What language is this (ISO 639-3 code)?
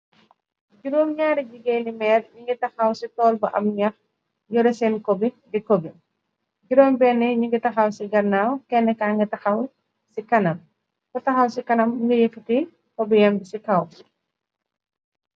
wol